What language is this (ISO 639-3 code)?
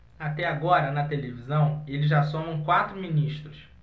por